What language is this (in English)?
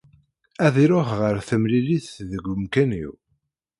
Kabyle